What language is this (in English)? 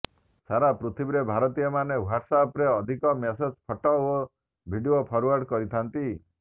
Odia